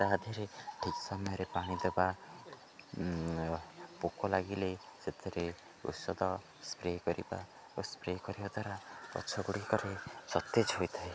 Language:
Odia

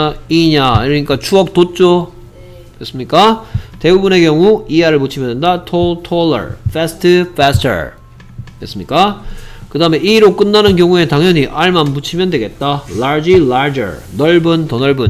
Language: Korean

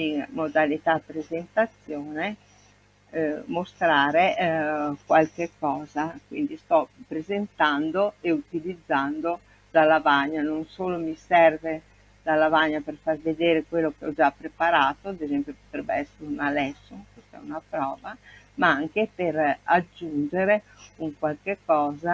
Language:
Italian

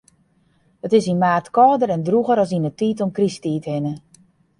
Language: Western Frisian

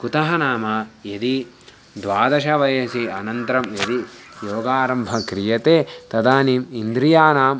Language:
Sanskrit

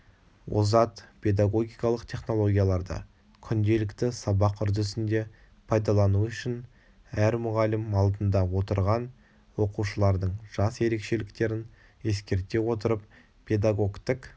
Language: Kazakh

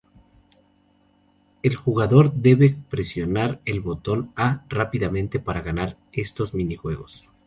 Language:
Spanish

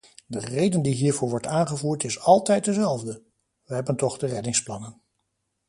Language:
Dutch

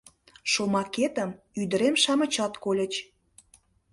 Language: Mari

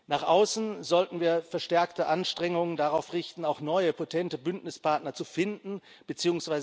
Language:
German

